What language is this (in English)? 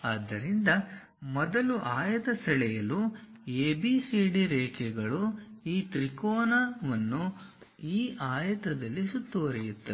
Kannada